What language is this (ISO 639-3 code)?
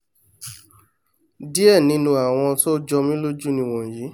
yor